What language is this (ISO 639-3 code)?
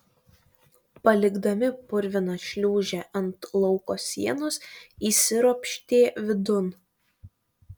lit